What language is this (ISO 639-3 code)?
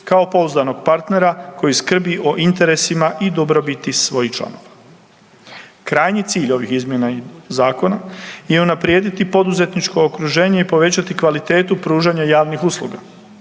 hrv